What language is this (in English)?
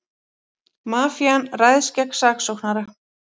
Icelandic